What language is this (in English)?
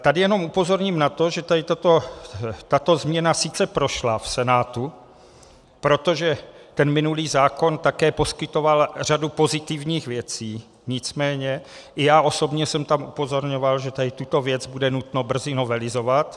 Czech